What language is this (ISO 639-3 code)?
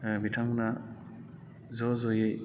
brx